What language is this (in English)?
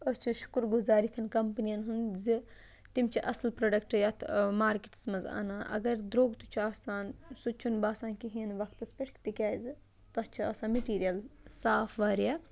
Kashmiri